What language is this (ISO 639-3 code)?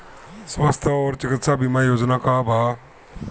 bho